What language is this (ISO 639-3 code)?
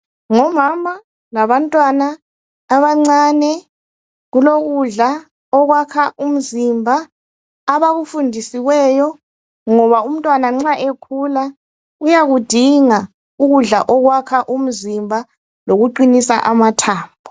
nde